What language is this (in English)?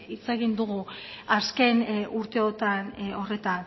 Basque